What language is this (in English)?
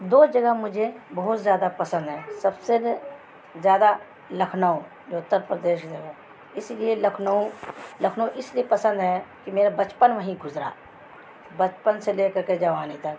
Urdu